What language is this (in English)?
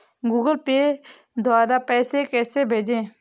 Hindi